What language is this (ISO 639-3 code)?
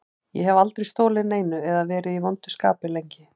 isl